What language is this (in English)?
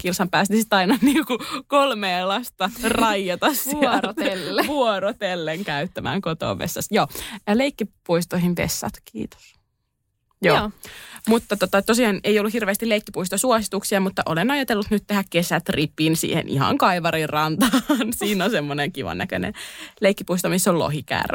Finnish